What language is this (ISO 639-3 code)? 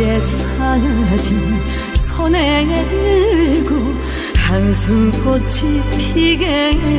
kor